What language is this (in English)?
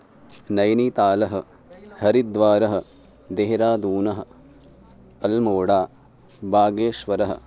Sanskrit